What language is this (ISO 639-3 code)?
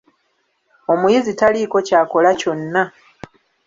lug